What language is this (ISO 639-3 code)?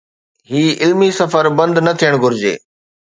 snd